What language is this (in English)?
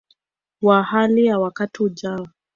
Swahili